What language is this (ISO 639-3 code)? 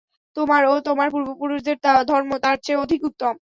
ben